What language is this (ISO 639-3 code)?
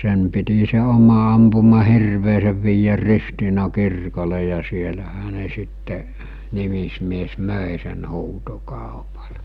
fin